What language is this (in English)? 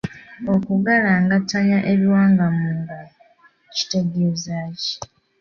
Ganda